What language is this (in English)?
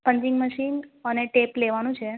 Gujarati